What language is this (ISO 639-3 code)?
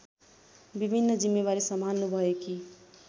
nep